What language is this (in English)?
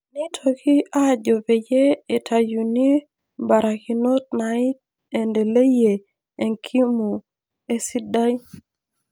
Masai